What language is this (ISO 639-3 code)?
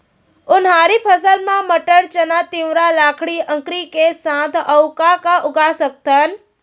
hne